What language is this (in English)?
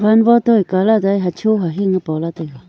Wancho Naga